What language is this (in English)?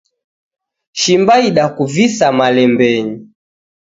Taita